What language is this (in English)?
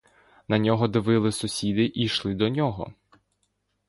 Ukrainian